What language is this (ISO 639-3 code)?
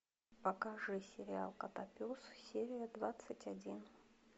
rus